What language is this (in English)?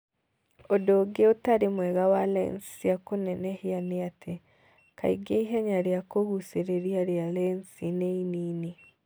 Kikuyu